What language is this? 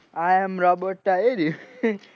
Gujarati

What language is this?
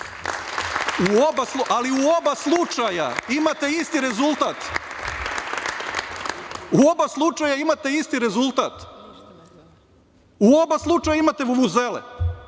Serbian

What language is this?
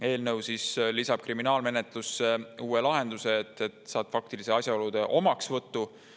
Estonian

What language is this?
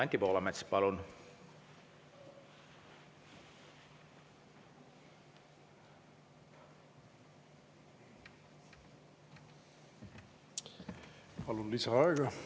Estonian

